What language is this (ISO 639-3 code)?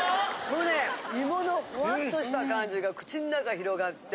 jpn